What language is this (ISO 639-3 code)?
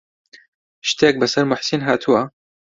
ckb